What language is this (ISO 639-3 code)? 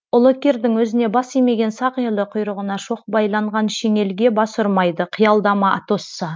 kaz